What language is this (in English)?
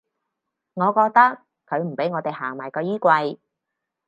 Cantonese